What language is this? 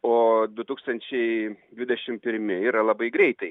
Lithuanian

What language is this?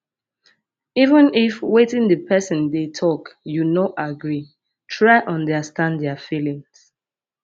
Nigerian Pidgin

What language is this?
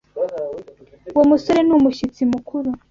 Kinyarwanda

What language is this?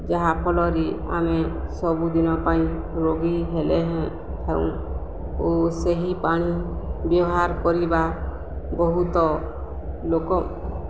Odia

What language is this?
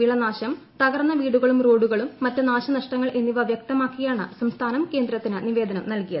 Malayalam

